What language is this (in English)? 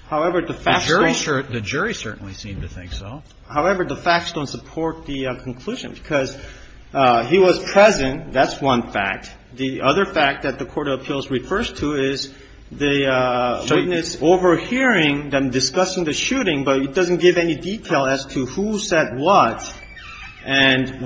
English